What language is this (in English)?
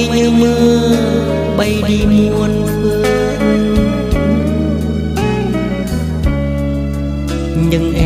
Vietnamese